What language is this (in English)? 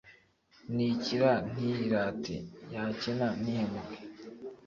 Kinyarwanda